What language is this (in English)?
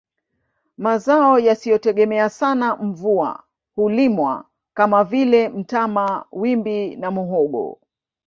Swahili